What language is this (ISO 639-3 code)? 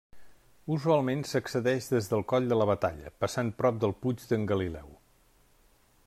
cat